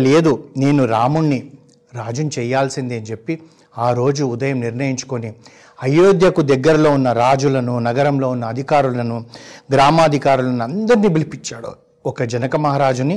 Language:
Telugu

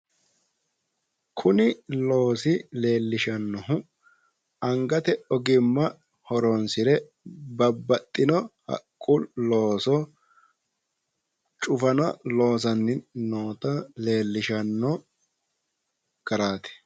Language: Sidamo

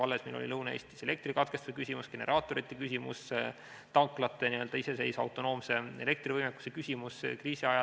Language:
Estonian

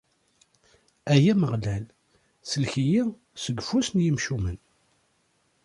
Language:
Kabyle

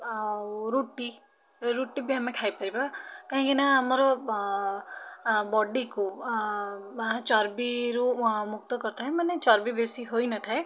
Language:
Odia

